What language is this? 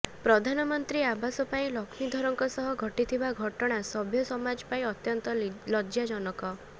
Odia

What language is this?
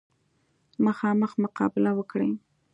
Pashto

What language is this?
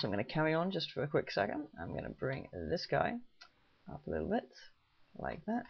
English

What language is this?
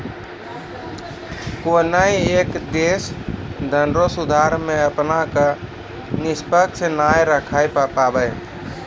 Maithili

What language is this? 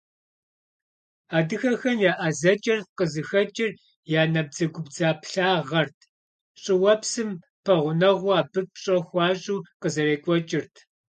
Kabardian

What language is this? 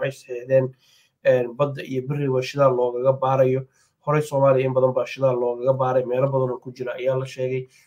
Arabic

